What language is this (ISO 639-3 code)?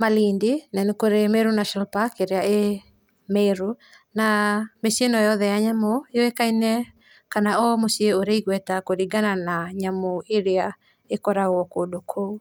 kik